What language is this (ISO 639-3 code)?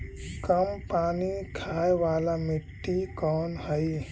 mag